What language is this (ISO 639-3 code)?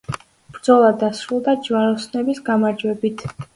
kat